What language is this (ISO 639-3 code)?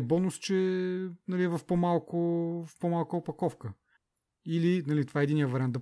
bul